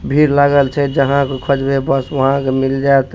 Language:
Maithili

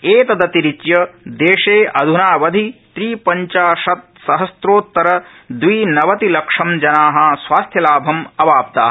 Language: Sanskrit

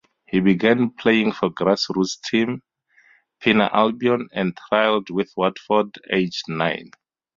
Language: English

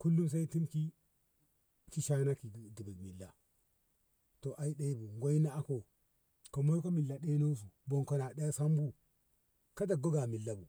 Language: Ngamo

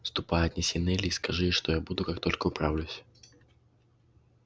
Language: Russian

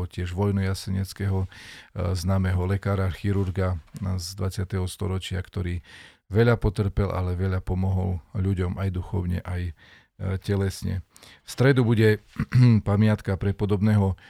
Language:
Slovak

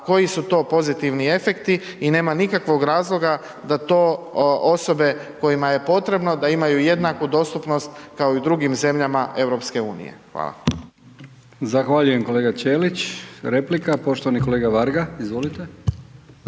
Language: Croatian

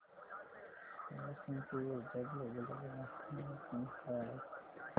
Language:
Marathi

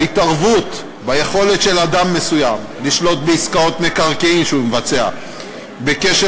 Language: Hebrew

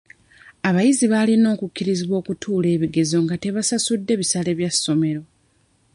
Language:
Ganda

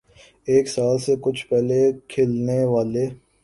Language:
Urdu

